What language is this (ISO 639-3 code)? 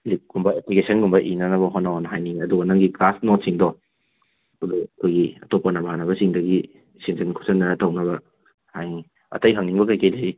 mni